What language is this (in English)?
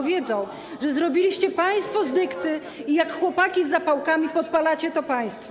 Polish